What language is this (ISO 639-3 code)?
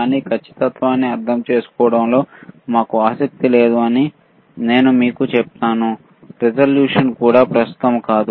tel